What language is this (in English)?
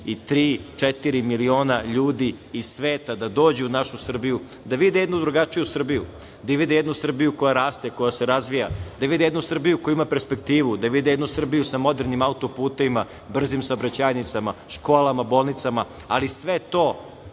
Serbian